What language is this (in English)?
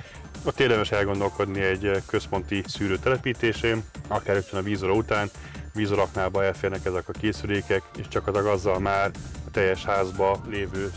Hungarian